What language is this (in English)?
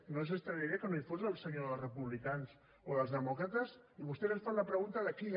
Catalan